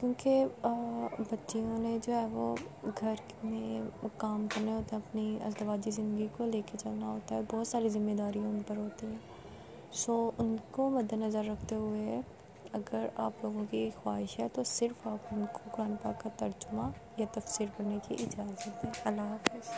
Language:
Urdu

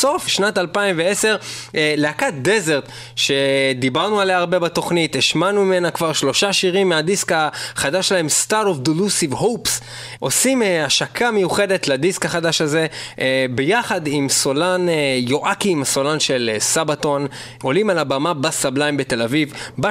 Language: Hebrew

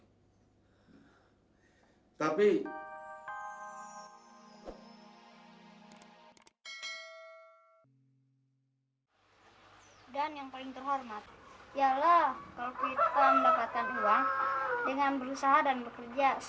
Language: Indonesian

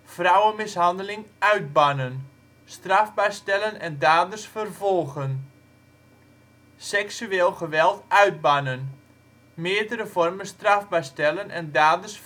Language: Dutch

